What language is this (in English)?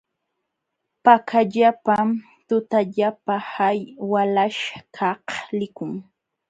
Jauja Wanca Quechua